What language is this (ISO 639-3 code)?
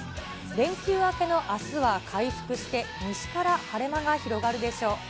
jpn